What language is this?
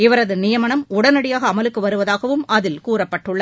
Tamil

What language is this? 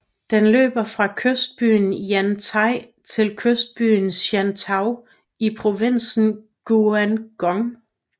Danish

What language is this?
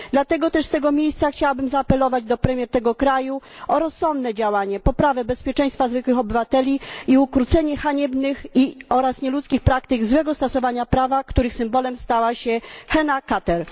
Polish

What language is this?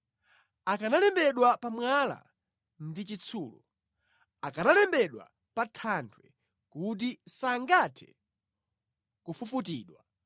Nyanja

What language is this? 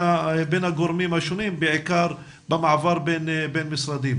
Hebrew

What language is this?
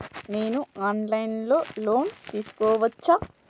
Telugu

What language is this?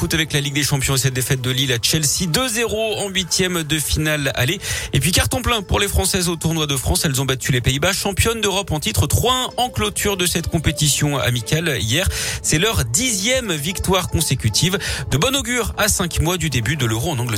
French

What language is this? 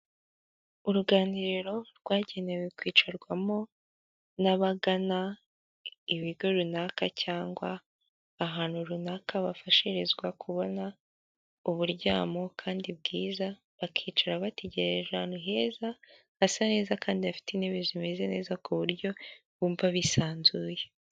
Kinyarwanda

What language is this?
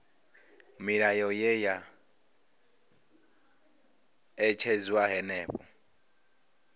Venda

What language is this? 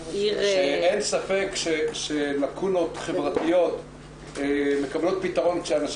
Hebrew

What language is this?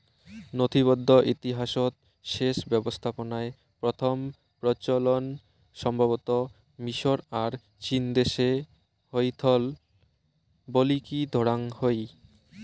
Bangla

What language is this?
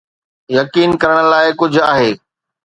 Sindhi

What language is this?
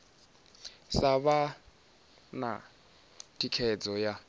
Venda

